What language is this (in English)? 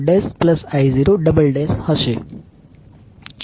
Gujarati